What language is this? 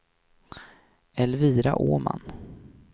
Swedish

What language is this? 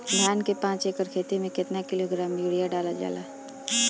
Bhojpuri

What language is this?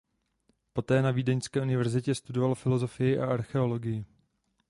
Czech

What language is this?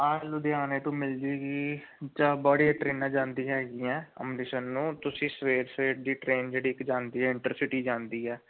Punjabi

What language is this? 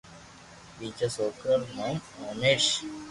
Loarki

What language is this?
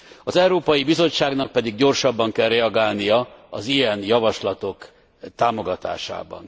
Hungarian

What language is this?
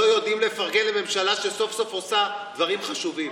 Hebrew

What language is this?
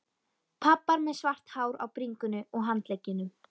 Icelandic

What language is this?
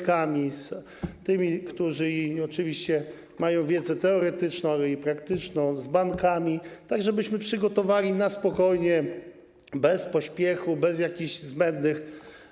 Polish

